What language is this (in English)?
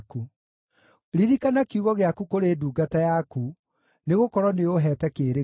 Kikuyu